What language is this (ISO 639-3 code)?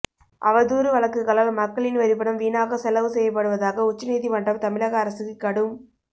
tam